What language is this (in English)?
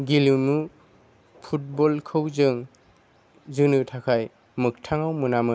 Bodo